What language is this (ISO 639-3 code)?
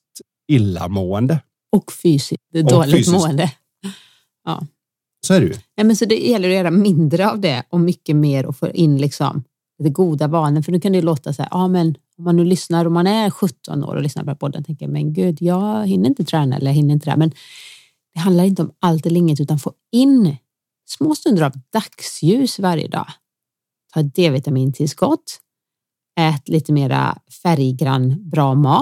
swe